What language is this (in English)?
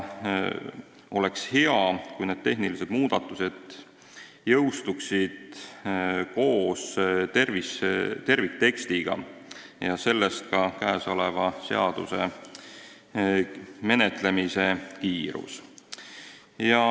Estonian